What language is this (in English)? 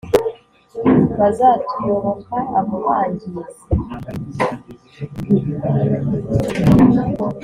Kinyarwanda